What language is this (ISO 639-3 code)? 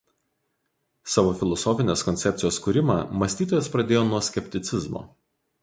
lit